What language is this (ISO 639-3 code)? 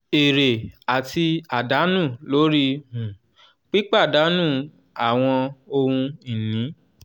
yor